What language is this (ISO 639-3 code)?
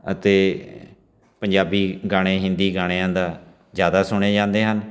pan